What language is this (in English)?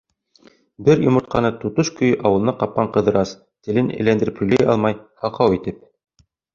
Bashkir